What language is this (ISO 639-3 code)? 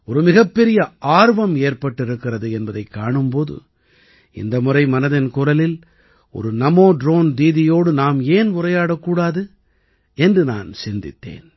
tam